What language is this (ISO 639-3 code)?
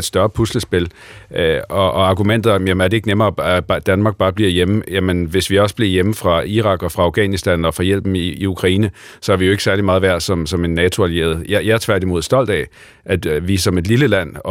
dan